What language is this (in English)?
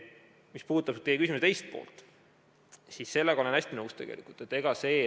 Estonian